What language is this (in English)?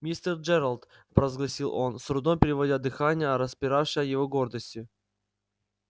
Russian